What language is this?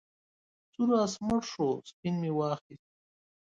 Pashto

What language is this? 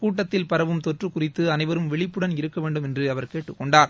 Tamil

